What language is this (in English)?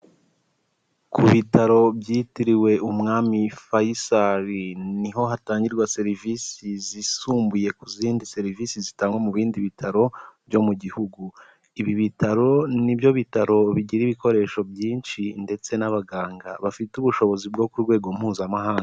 Kinyarwanda